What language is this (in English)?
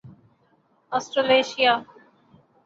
Urdu